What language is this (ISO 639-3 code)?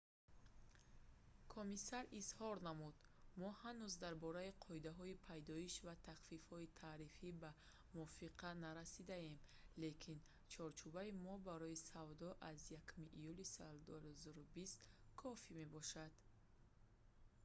tgk